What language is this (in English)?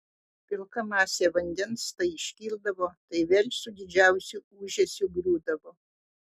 Lithuanian